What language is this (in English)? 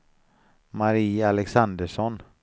Swedish